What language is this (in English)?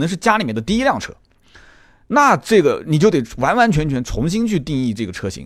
Chinese